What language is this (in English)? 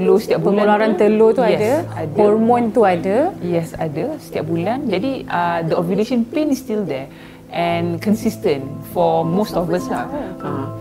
Malay